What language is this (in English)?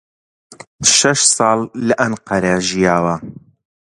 Central Kurdish